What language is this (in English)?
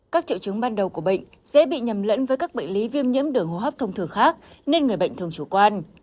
Vietnamese